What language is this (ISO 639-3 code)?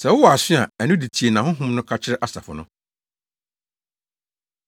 aka